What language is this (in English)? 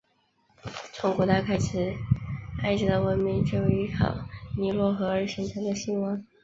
Chinese